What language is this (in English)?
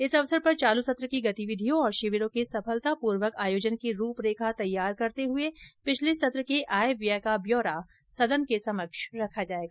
Hindi